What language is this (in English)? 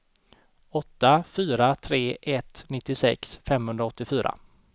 Swedish